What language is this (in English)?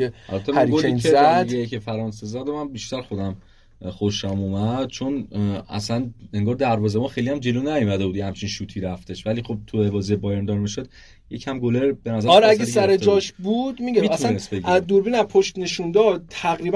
Persian